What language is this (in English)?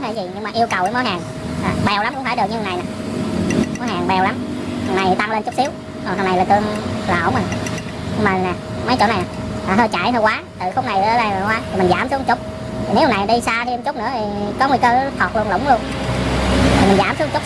Vietnamese